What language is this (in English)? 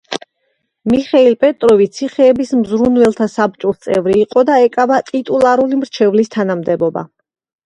Georgian